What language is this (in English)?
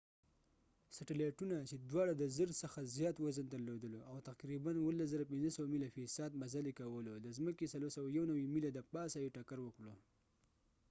Pashto